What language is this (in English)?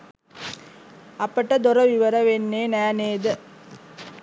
Sinhala